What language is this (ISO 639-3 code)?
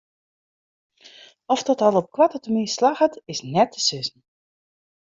fry